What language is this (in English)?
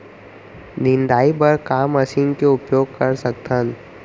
Chhattisgarhi